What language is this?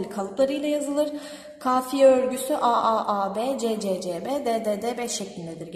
Turkish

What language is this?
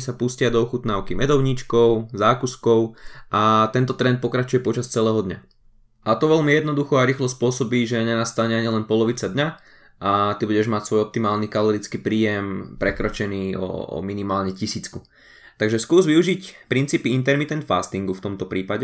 Slovak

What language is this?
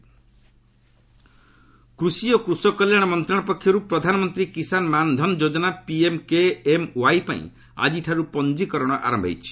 Odia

